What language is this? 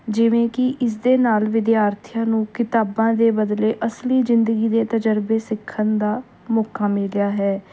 Punjabi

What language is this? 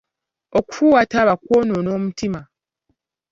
Ganda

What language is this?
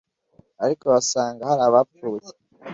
Kinyarwanda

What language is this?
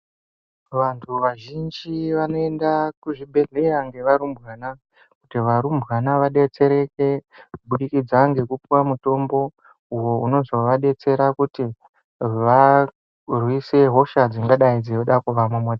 Ndau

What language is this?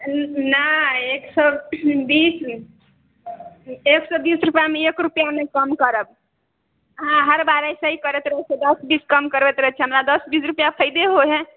Maithili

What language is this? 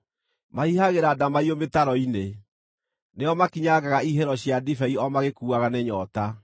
Kikuyu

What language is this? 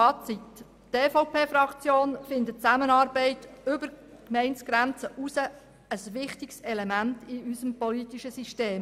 Swiss German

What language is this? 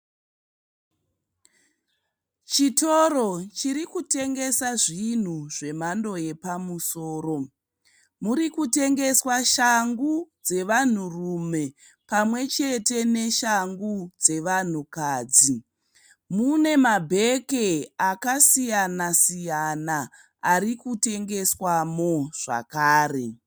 Shona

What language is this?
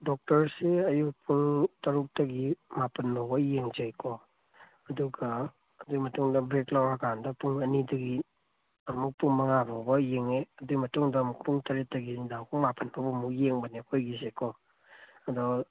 Manipuri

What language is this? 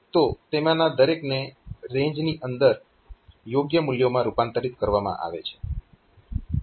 Gujarati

